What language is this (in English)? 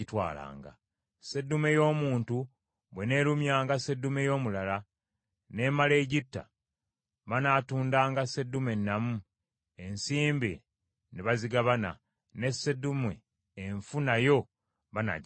Ganda